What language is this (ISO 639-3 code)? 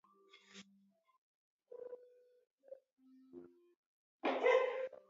kat